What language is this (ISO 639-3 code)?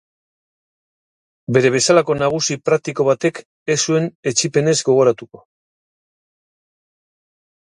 eus